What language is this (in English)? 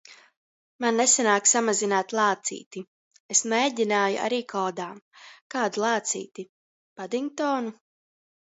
Latvian